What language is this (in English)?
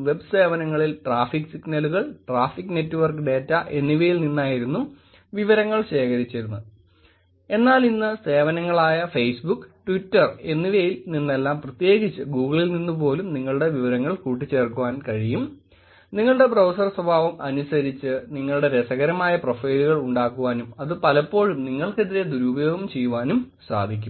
Malayalam